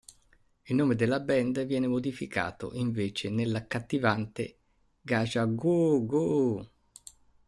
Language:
Italian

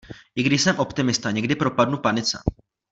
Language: Czech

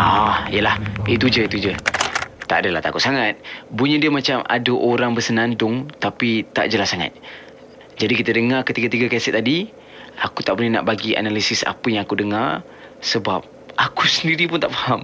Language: Malay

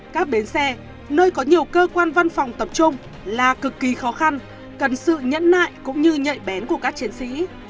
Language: Vietnamese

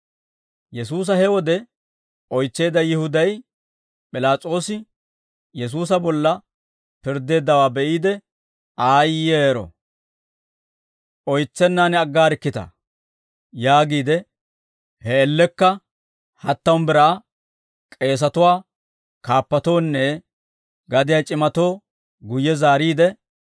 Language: Dawro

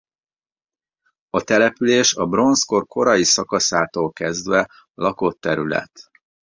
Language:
Hungarian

